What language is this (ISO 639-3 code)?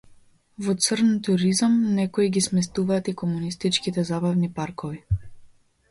mkd